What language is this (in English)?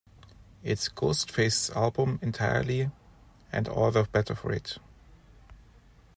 English